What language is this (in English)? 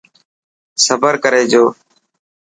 Dhatki